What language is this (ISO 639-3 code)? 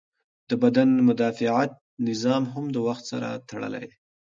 pus